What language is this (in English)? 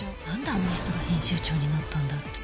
Japanese